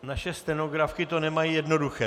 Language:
Czech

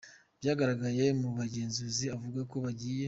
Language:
Kinyarwanda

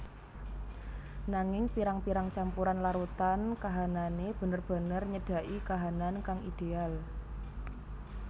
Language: Javanese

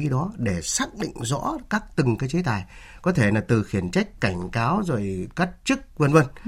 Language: Vietnamese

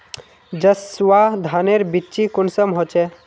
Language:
Magahi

